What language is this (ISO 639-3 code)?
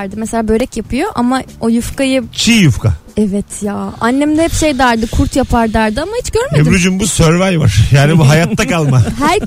tur